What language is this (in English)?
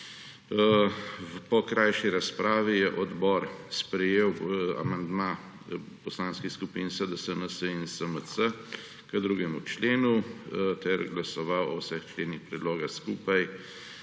Slovenian